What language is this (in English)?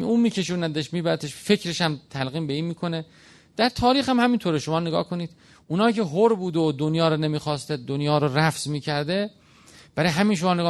Persian